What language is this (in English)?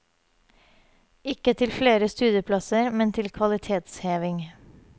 Norwegian